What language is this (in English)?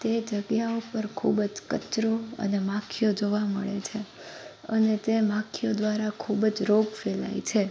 Gujarati